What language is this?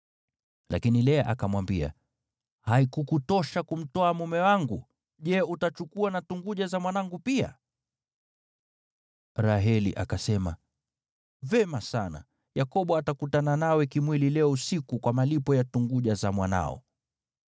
Swahili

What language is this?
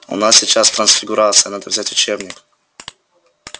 Russian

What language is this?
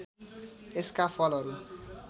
Nepali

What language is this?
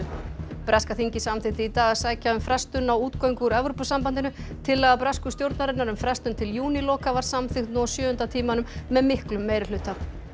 Icelandic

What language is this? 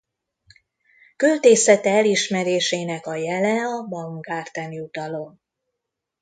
Hungarian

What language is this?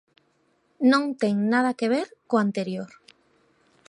Galician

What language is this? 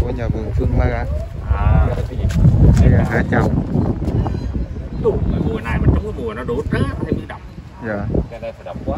Vietnamese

